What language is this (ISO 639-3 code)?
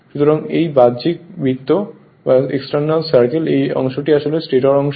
ben